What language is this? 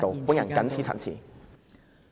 Cantonese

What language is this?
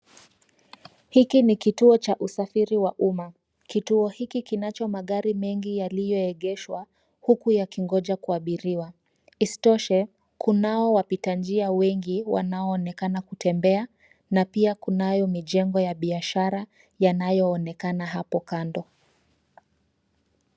Swahili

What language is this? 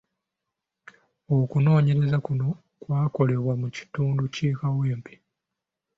Ganda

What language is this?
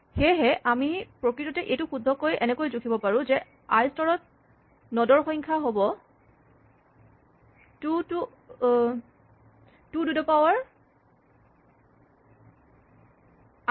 Assamese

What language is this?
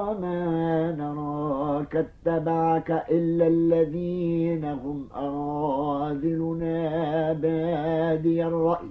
Arabic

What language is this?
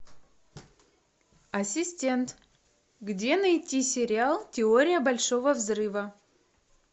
Russian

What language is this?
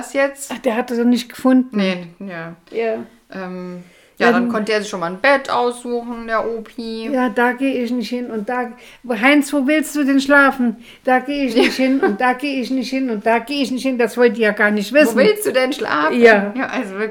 German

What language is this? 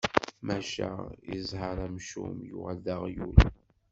Kabyle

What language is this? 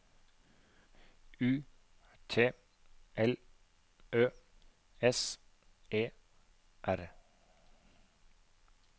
Norwegian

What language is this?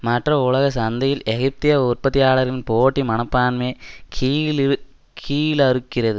Tamil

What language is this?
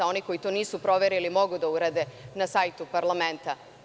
Serbian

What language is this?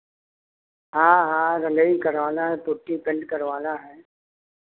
Hindi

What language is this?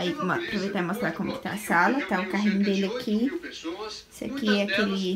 Portuguese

